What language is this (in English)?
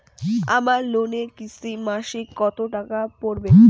Bangla